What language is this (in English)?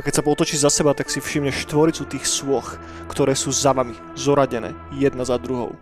Slovak